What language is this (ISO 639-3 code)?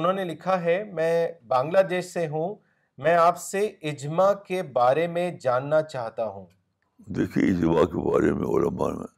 urd